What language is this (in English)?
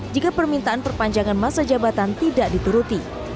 Indonesian